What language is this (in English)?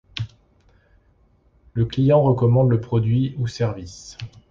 French